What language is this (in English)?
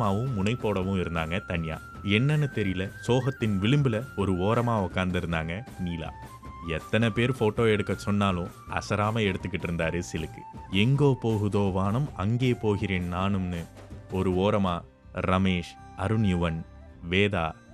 Tamil